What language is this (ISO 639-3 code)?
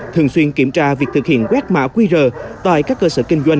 vie